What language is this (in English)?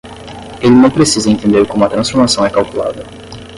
Portuguese